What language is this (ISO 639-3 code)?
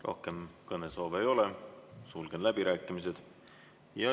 est